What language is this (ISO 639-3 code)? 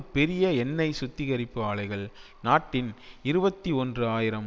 tam